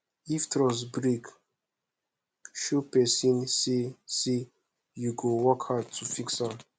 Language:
Nigerian Pidgin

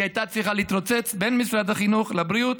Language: Hebrew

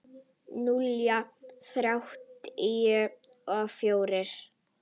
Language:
Icelandic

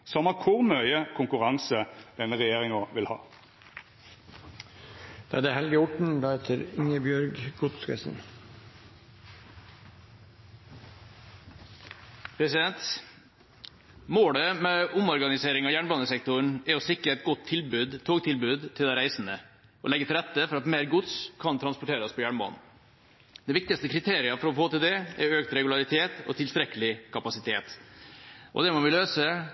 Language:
Norwegian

